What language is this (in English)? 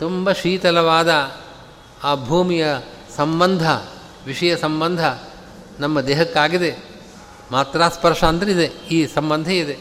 Kannada